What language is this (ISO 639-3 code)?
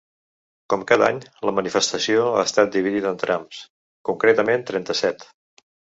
cat